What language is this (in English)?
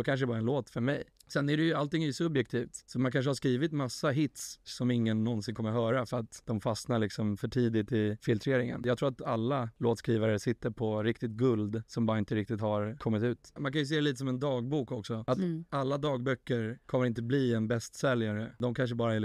Swedish